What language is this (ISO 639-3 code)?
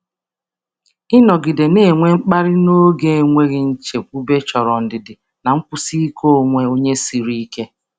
ibo